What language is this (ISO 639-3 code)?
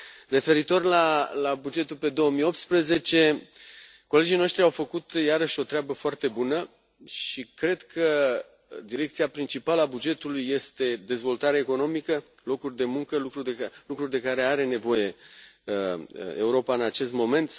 ron